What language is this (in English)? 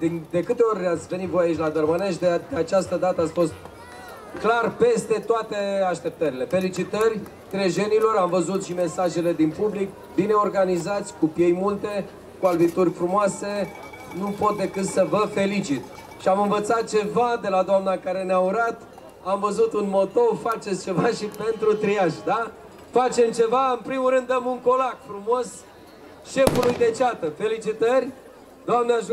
Romanian